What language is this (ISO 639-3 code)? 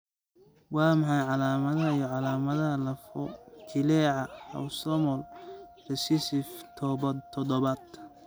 som